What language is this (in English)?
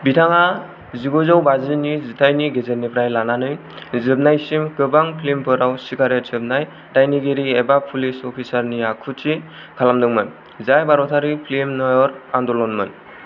Bodo